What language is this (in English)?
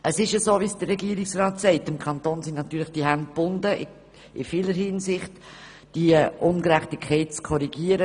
Swiss German